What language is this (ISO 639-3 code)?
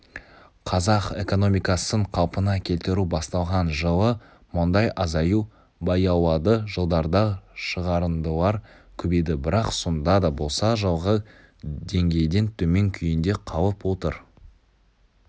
kaz